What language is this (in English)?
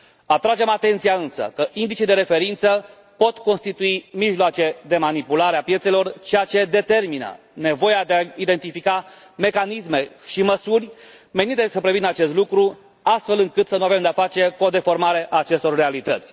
Romanian